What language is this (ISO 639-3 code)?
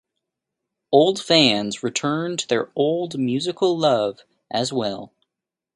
eng